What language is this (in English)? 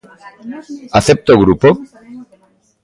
Galician